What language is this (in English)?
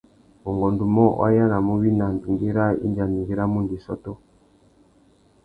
Tuki